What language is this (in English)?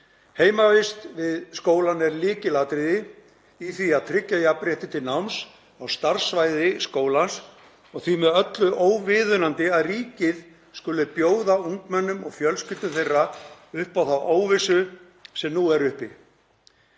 Icelandic